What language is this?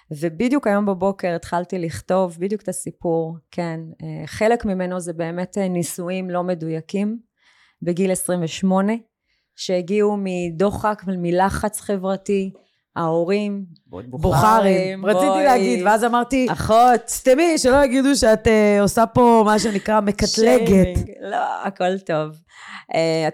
Hebrew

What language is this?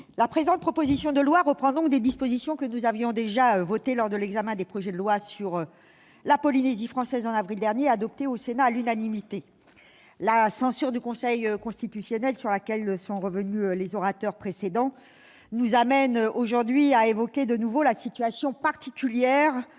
French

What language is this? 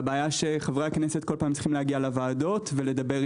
Hebrew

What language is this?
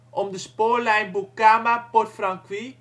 Dutch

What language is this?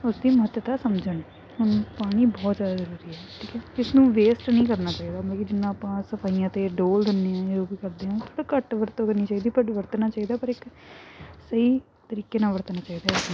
Punjabi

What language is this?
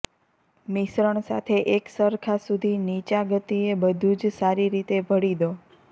Gujarati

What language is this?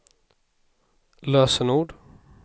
Swedish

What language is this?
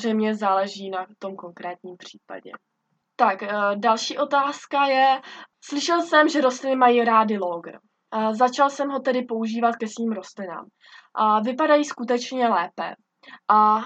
Czech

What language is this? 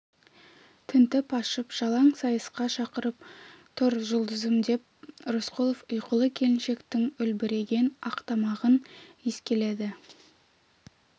Kazakh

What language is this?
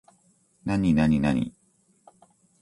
Japanese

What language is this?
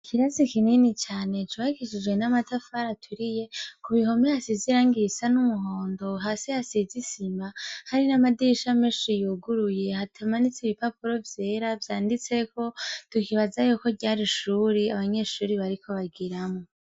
Rundi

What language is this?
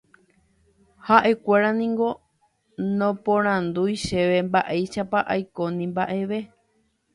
Guarani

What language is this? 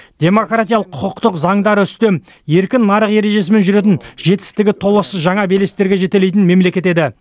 Kazakh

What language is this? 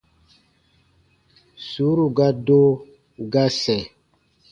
Baatonum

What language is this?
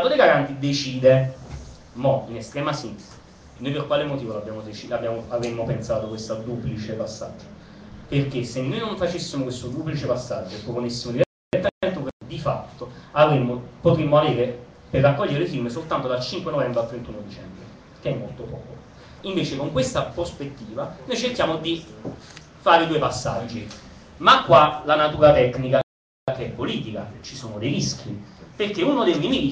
Italian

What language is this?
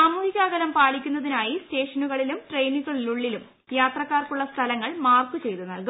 Malayalam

